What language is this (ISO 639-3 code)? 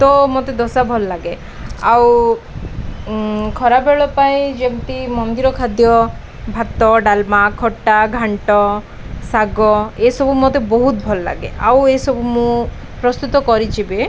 ori